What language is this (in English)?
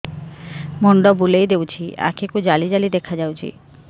Odia